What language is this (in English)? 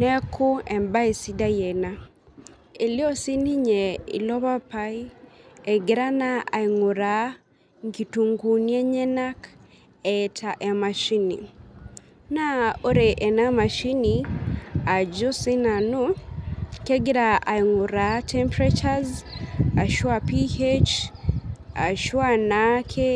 Masai